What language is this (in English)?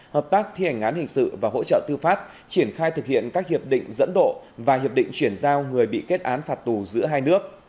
Vietnamese